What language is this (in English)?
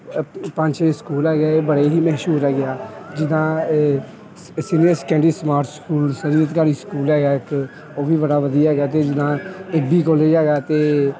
Punjabi